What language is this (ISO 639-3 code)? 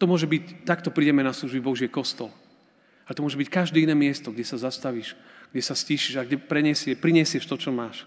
slk